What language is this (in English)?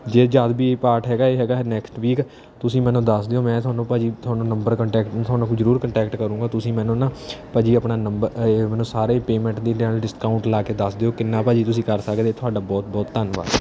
Punjabi